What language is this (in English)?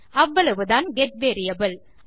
Tamil